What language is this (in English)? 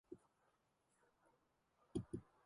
Mongolian